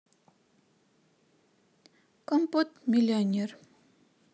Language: Russian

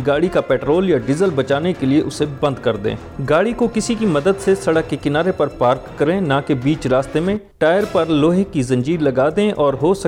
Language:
Urdu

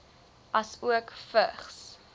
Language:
Afrikaans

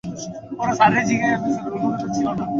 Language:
Bangla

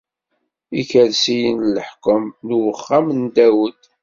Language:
Kabyle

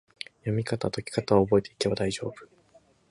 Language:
Japanese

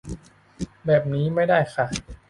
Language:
Thai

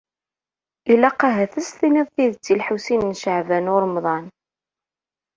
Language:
Kabyle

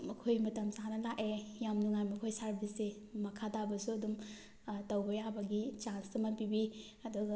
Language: Manipuri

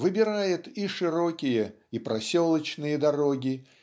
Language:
Russian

